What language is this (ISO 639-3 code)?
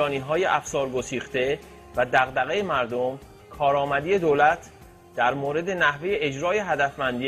fas